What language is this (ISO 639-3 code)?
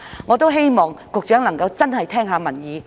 yue